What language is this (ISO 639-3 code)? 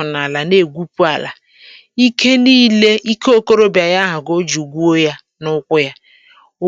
ibo